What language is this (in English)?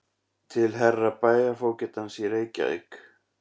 Icelandic